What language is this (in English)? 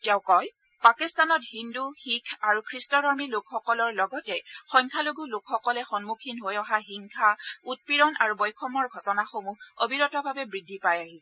Assamese